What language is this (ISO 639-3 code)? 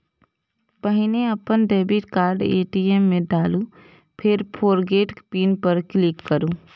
mai